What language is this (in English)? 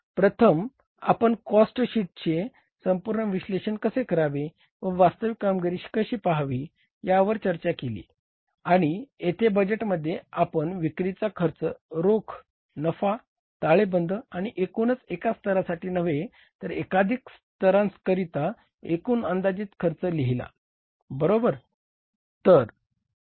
Marathi